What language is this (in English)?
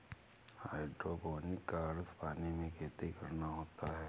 Hindi